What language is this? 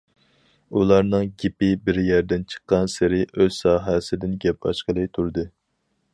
Uyghur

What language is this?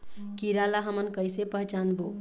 Chhattisgarhi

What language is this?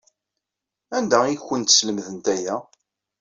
Kabyle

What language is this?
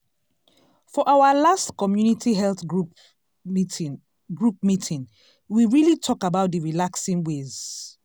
Nigerian Pidgin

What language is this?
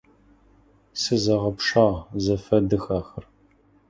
Adyghe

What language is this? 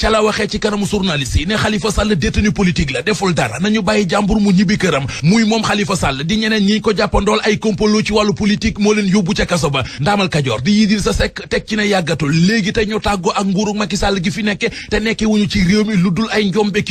French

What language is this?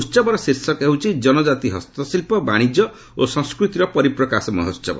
Odia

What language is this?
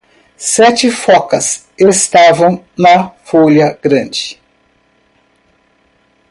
Portuguese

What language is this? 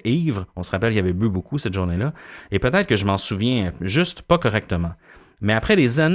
French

